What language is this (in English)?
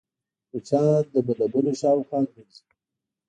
Pashto